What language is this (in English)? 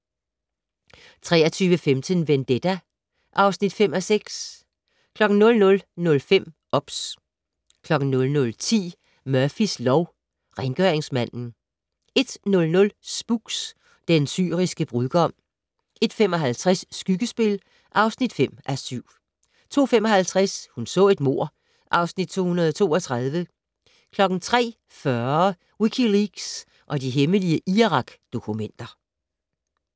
Danish